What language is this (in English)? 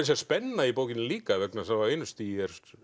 Icelandic